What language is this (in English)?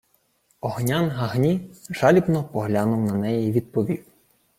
Ukrainian